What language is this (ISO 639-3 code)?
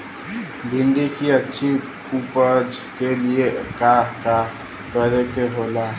bho